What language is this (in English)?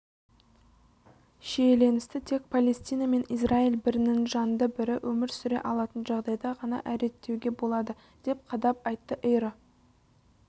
Kazakh